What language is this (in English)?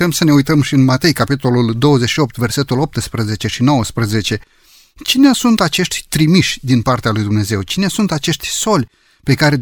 Romanian